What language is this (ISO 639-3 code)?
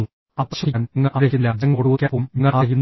mal